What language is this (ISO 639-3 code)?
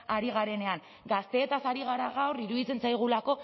eus